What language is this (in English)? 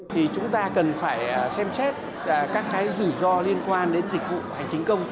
Vietnamese